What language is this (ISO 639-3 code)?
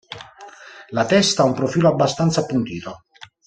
ita